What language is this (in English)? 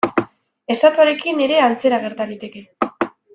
Basque